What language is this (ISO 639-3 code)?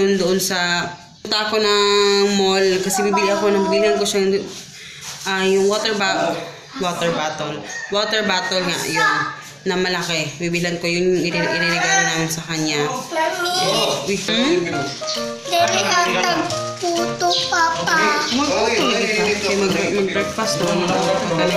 fil